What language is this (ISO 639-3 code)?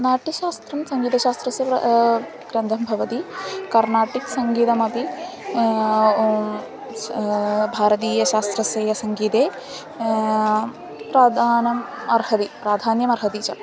san